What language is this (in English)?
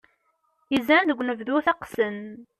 Kabyle